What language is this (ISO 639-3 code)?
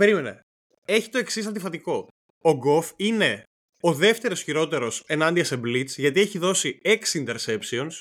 ell